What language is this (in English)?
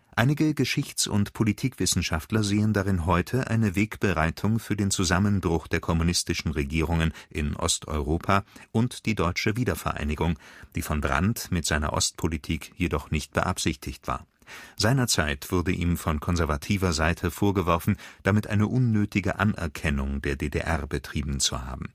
German